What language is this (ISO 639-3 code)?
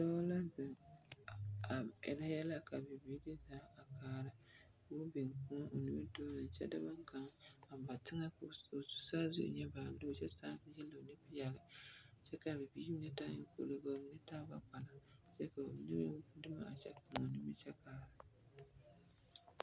dga